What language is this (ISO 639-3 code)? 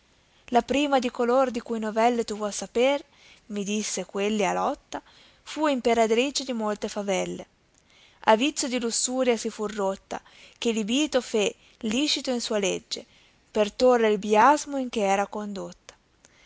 ita